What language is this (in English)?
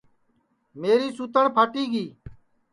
Sansi